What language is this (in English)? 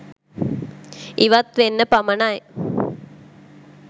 Sinhala